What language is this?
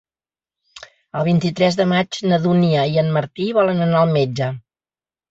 Catalan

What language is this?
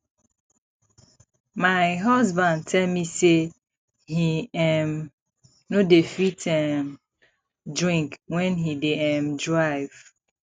Nigerian Pidgin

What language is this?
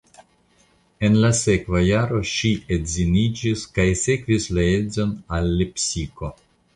Esperanto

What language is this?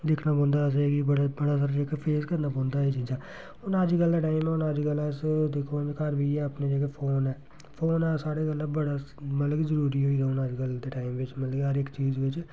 Dogri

